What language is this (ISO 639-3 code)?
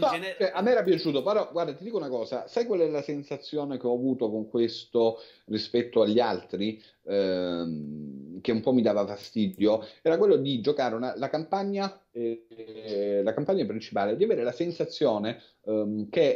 ita